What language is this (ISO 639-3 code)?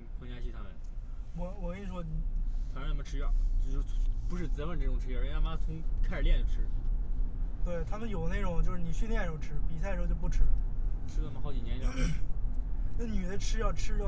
zho